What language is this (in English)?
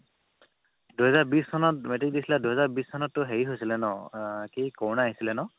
Assamese